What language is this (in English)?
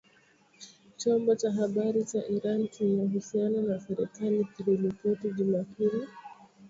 Swahili